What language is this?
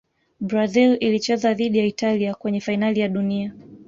Swahili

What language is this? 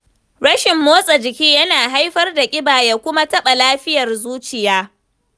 Hausa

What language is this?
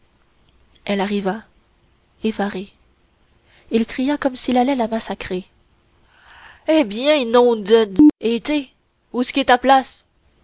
French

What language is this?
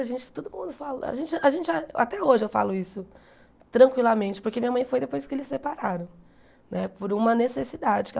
Portuguese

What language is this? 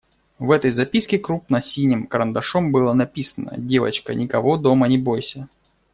Russian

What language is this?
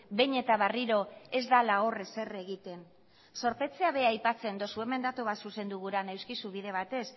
Basque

